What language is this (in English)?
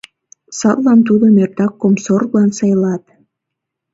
Mari